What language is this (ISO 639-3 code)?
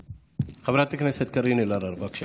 heb